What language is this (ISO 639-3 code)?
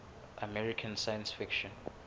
sot